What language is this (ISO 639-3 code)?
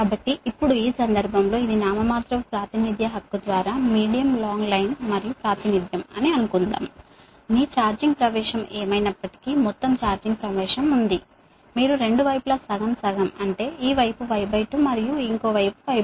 tel